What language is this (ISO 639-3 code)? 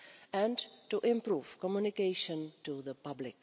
eng